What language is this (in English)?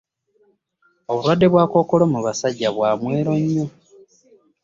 Ganda